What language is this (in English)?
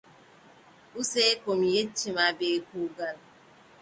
Adamawa Fulfulde